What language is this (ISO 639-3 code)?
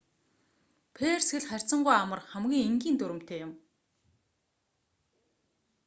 mon